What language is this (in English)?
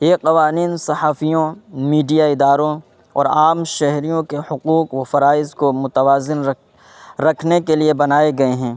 Urdu